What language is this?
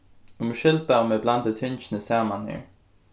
Faroese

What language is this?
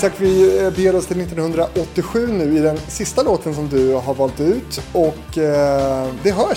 Swedish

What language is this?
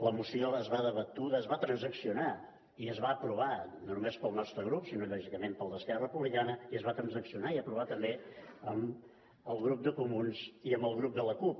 Catalan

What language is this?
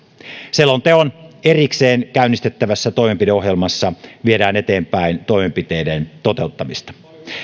Finnish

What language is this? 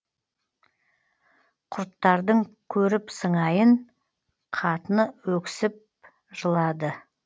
Kazakh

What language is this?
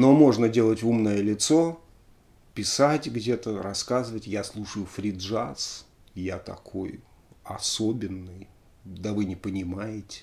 Russian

